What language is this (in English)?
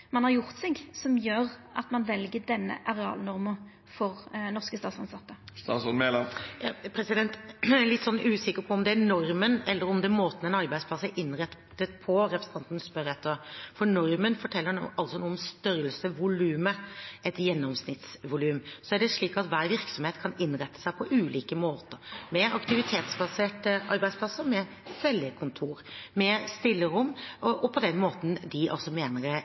Norwegian